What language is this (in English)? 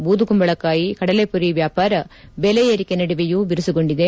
Kannada